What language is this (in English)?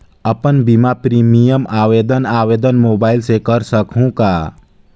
Chhattisgarhi